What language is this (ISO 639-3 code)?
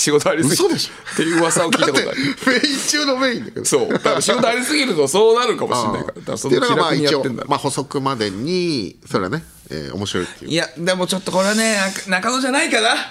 jpn